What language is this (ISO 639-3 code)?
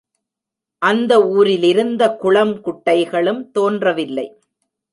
tam